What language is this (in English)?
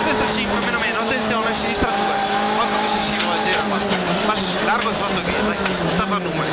Italian